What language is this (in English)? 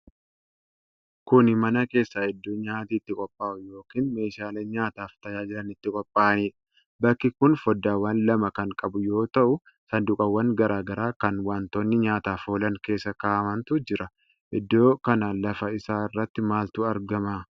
Oromo